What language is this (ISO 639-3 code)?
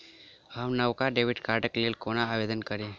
mai